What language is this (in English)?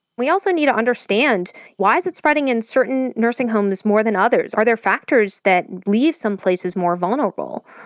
English